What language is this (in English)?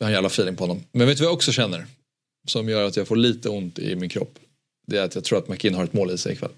Swedish